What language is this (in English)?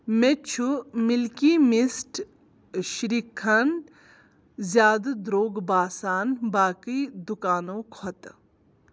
Kashmiri